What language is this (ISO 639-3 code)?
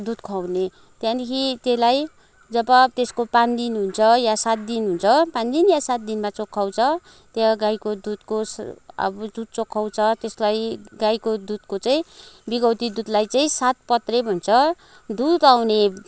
nep